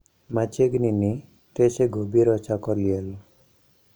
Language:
Luo (Kenya and Tanzania)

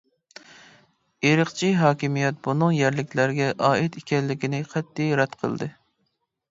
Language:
Uyghur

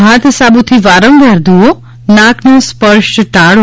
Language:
Gujarati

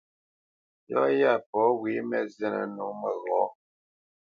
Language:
Bamenyam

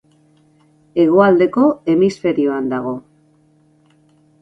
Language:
Basque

